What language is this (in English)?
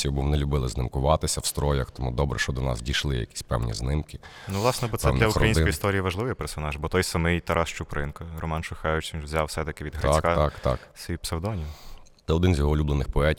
Ukrainian